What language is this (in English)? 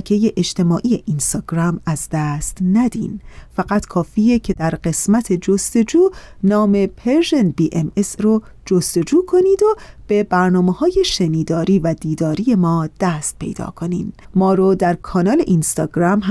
Persian